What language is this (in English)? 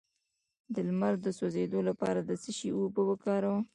Pashto